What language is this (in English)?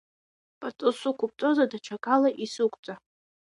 Abkhazian